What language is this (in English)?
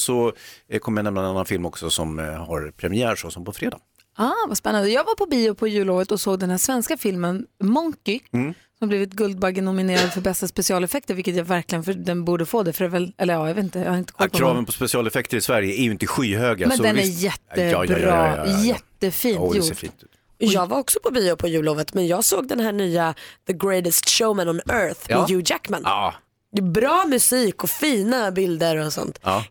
Swedish